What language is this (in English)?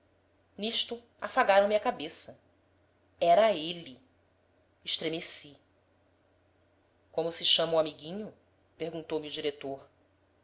Portuguese